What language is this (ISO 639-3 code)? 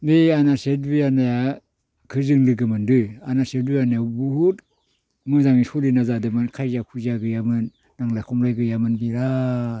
brx